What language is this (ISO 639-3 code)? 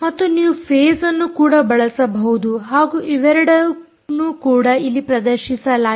kan